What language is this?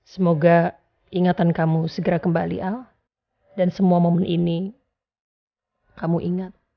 Indonesian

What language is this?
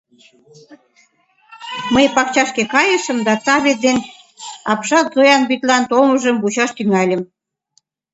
Mari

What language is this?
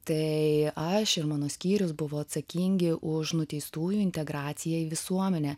Lithuanian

